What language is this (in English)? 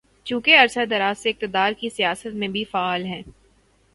Urdu